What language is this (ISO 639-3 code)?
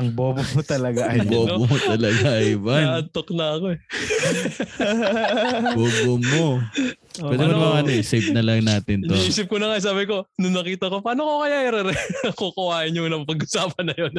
fil